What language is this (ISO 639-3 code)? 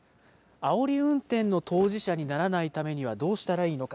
jpn